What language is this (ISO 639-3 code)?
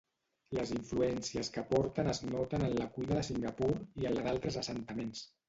cat